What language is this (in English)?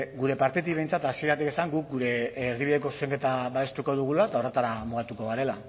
Basque